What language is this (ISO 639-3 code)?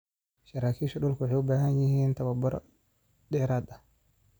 som